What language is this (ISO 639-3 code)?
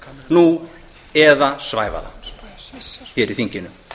isl